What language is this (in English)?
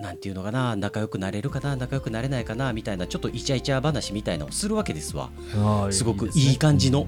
Japanese